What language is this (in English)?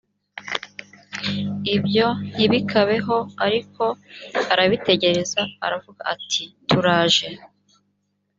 Kinyarwanda